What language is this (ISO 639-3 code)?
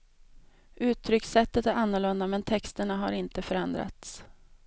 swe